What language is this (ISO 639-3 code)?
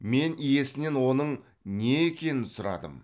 kaz